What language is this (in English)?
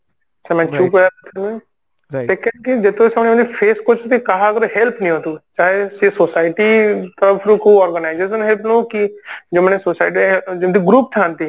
Odia